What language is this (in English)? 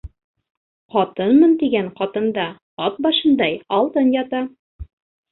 Bashkir